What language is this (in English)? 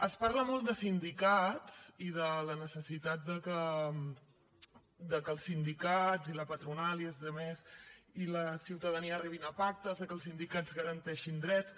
Catalan